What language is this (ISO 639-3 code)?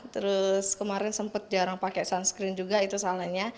ind